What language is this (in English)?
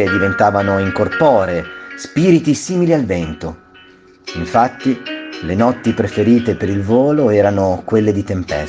Italian